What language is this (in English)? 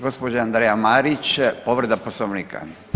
Croatian